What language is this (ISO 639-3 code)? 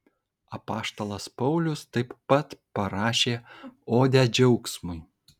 lit